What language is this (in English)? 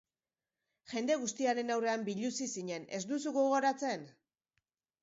Basque